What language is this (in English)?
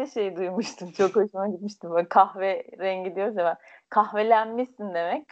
Turkish